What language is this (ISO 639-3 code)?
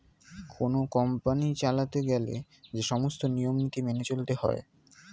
ben